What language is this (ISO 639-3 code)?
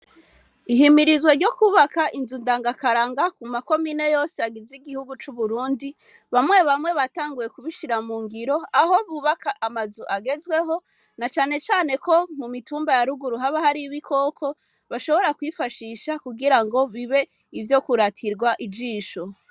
run